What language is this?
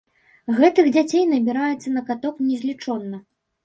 Belarusian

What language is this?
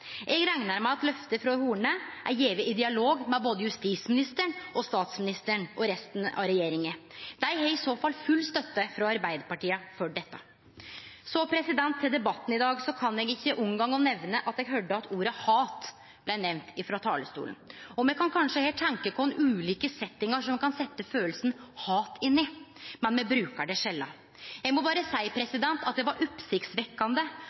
Norwegian Nynorsk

